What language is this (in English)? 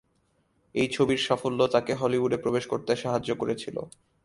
Bangla